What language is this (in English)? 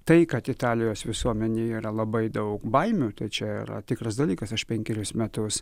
Lithuanian